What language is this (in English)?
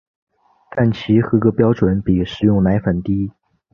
Chinese